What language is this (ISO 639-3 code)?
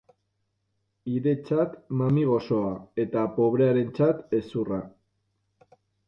eus